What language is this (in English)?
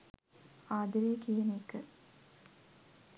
Sinhala